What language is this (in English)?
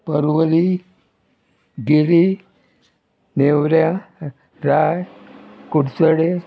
Konkani